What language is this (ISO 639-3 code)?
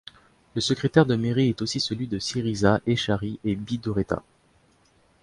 fra